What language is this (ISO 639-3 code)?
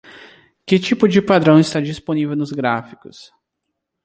por